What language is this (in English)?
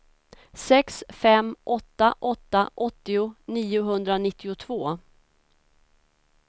Swedish